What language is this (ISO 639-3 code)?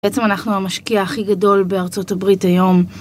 heb